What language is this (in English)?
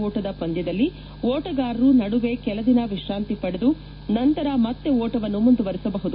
Kannada